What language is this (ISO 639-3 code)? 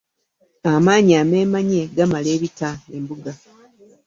lug